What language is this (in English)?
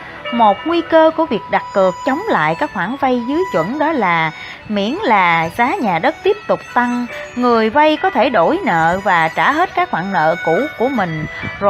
Vietnamese